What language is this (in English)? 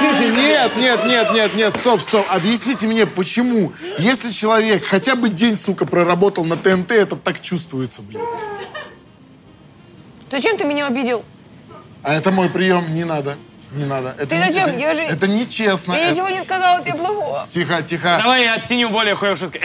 Russian